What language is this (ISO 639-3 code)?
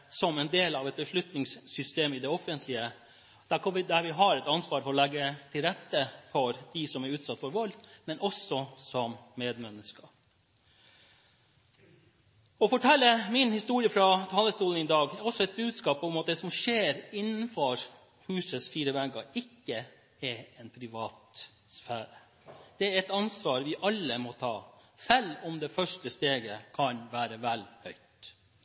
nob